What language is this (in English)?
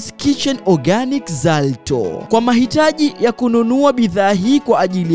Swahili